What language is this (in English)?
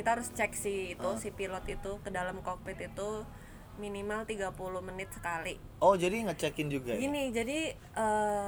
Indonesian